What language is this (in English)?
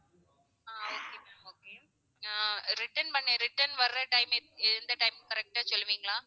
Tamil